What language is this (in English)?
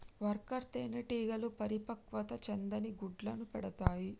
Telugu